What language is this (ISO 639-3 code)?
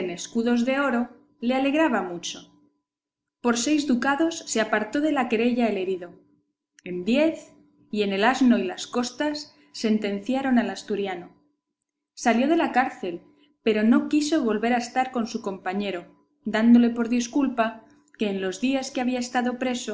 spa